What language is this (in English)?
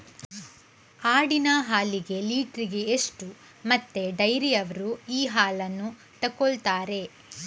Kannada